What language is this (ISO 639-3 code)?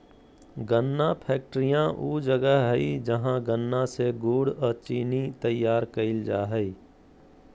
mag